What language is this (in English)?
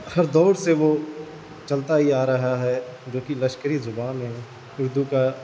Urdu